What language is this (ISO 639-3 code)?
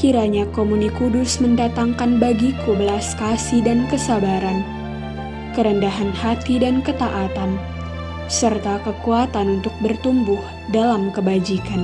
ind